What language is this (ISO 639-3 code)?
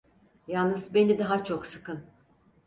tur